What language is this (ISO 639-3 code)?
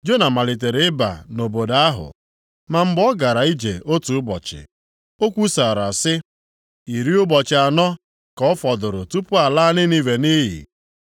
ibo